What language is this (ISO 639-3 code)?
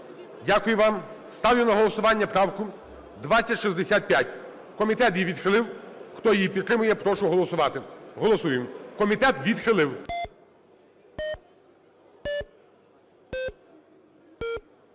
ukr